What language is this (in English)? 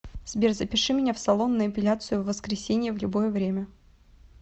Russian